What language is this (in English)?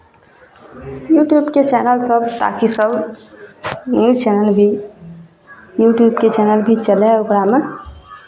Maithili